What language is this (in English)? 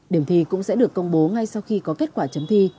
Vietnamese